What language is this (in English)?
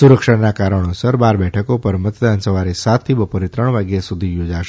Gujarati